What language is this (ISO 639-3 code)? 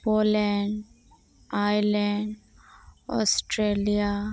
sat